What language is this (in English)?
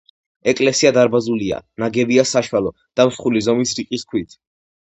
Georgian